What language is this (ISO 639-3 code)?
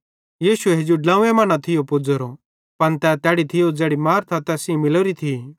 bhd